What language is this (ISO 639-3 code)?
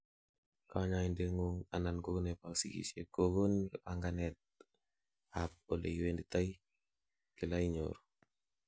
kln